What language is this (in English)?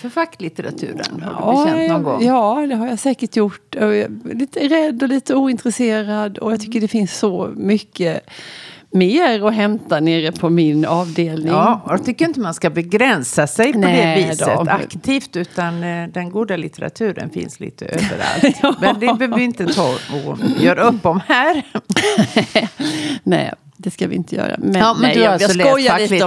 Swedish